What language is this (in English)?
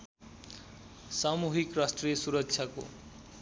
Nepali